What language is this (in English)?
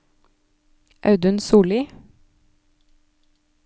Norwegian